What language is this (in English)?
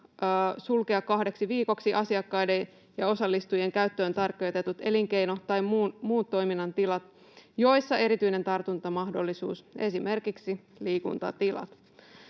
Finnish